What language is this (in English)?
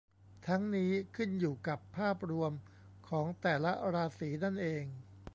Thai